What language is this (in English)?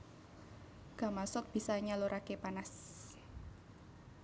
Javanese